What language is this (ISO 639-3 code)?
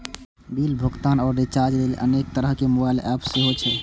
mai